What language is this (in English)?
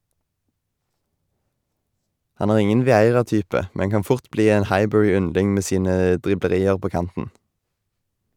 Norwegian